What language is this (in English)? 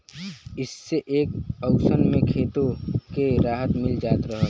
Bhojpuri